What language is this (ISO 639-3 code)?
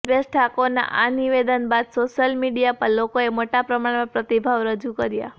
guj